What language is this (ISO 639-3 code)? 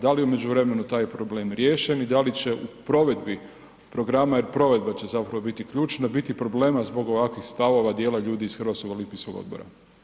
hrv